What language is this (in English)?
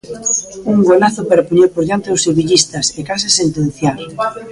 Galician